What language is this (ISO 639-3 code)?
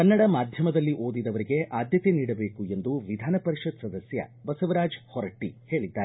kan